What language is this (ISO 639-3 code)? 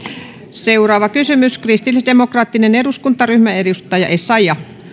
fin